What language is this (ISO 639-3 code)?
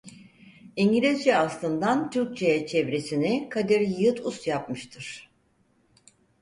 tur